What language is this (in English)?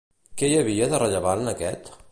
Catalan